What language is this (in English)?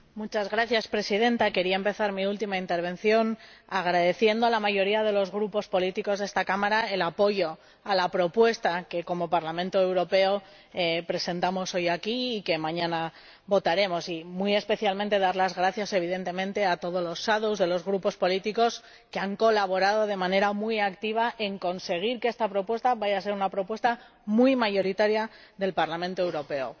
Spanish